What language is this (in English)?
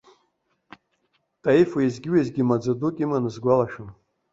Abkhazian